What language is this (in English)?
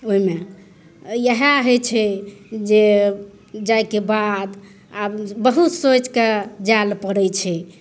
Maithili